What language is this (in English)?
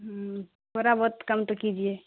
Urdu